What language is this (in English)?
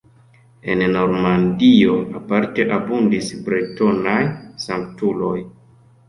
Esperanto